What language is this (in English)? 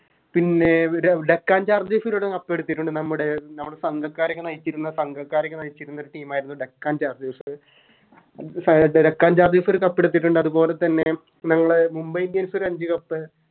Malayalam